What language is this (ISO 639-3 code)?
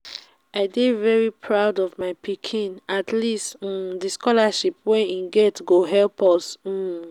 pcm